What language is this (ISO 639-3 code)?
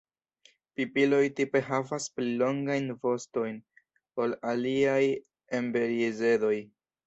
epo